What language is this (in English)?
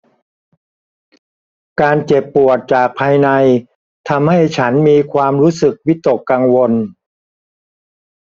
Thai